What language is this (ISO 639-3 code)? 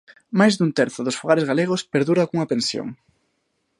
glg